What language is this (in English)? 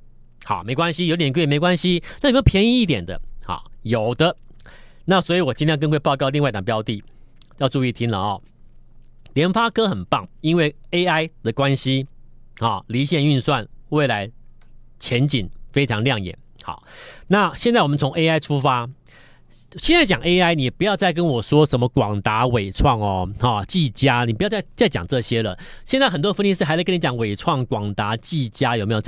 Chinese